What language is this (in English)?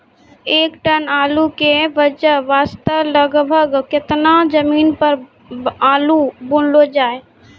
Maithili